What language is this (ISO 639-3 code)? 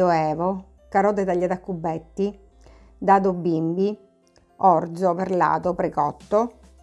ita